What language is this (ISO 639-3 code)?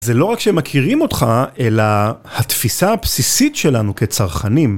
heb